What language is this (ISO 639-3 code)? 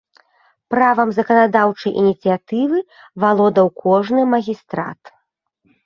bel